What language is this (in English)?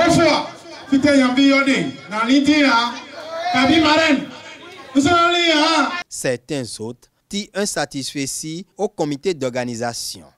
French